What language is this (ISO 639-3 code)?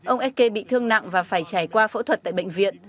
vie